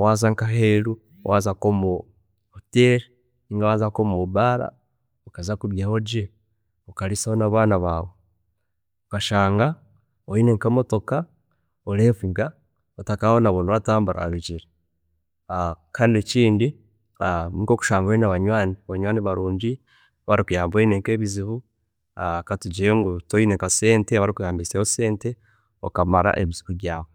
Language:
Chiga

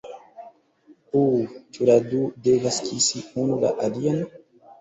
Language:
Esperanto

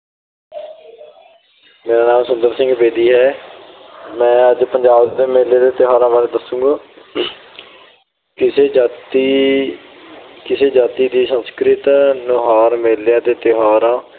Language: Punjabi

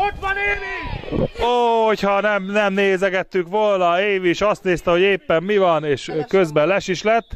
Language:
Hungarian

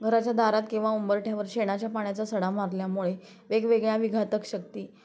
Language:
Marathi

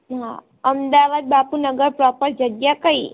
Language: Gujarati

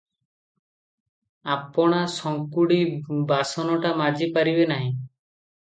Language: Odia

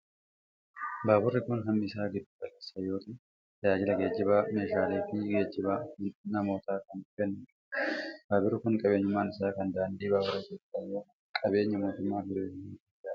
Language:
Oromo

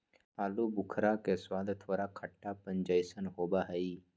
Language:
Magahi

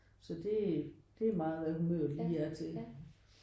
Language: Danish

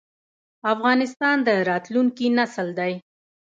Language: Pashto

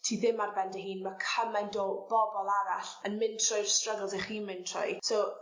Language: Welsh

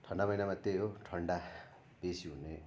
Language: Nepali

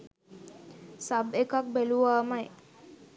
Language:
Sinhala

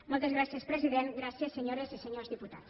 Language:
Catalan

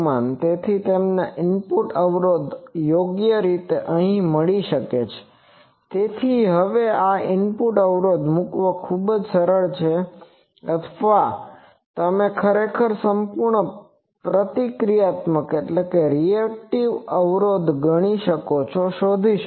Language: Gujarati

